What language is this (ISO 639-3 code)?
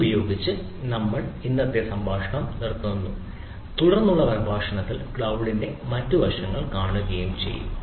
mal